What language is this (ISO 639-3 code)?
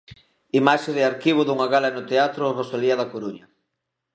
glg